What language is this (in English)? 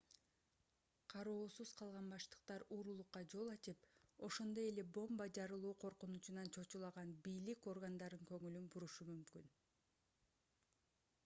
Kyrgyz